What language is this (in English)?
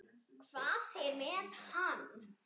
Icelandic